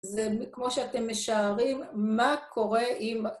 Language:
Hebrew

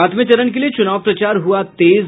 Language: Hindi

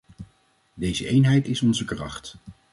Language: Dutch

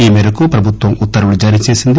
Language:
Telugu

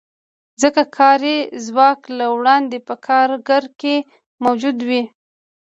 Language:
Pashto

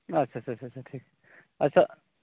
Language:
Santali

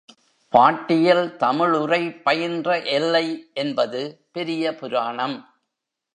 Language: Tamil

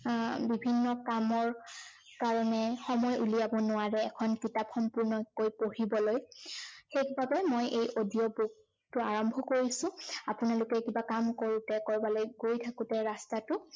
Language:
Assamese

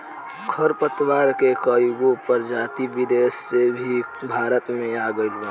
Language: Bhojpuri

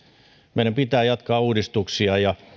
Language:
Finnish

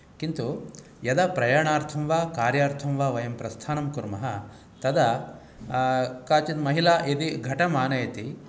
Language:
Sanskrit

